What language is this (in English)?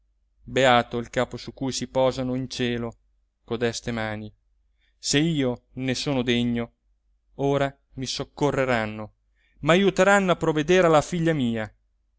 Italian